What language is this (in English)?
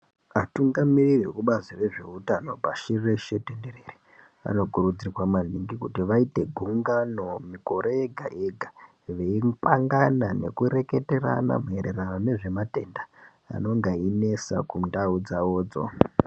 Ndau